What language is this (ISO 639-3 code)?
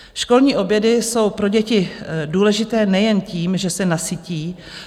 ces